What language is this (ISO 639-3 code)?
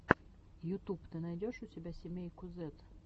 rus